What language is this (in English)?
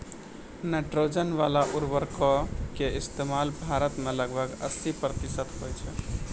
Maithili